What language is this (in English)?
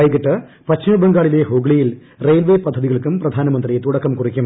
Malayalam